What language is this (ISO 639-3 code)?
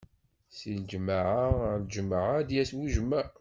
kab